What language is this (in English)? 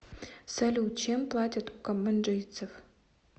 Russian